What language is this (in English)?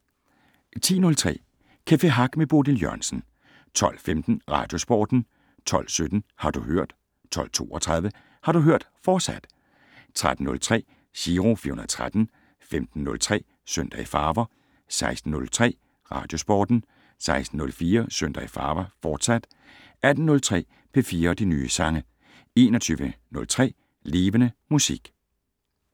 Danish